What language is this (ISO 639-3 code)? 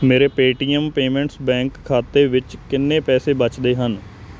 pan